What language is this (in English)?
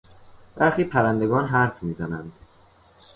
Persian